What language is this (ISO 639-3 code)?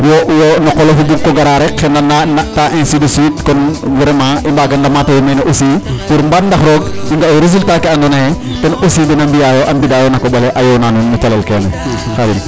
srr